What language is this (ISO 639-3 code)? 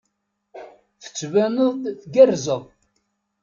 kab